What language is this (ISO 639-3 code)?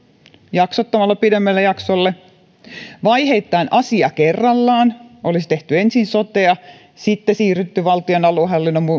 fin